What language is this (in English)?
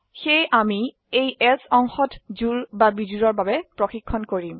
Assamese